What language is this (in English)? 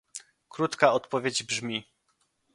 Polish